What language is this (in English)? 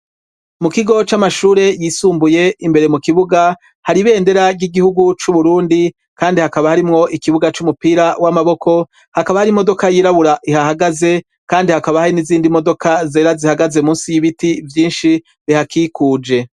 Rundi